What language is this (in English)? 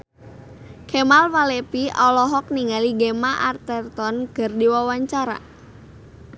Sundanese